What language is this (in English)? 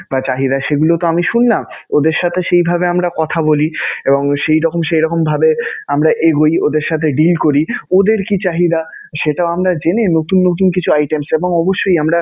Bangla